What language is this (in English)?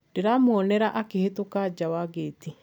Kikuyu